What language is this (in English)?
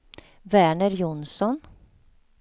Swedish